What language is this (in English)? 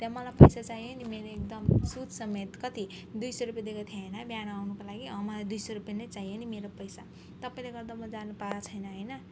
Nepali